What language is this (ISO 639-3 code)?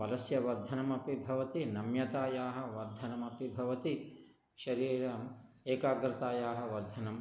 san